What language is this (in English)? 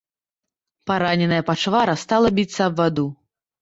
Belarusian